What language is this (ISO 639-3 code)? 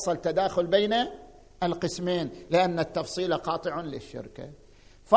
ara